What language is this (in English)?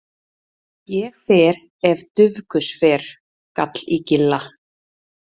Icelandic